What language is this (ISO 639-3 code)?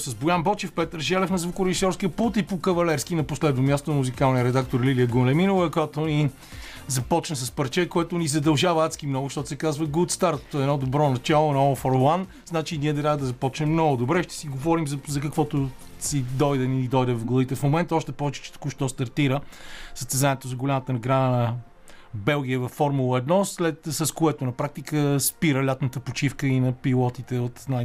bul